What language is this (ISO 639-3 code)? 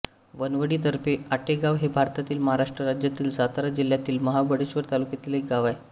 mar